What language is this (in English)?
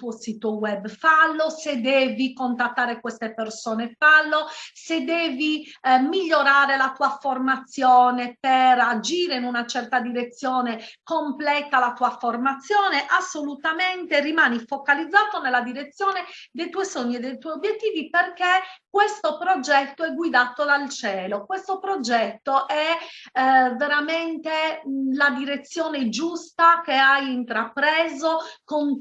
Italian